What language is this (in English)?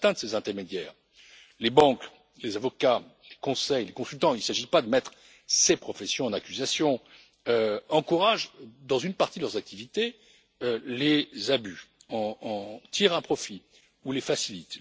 French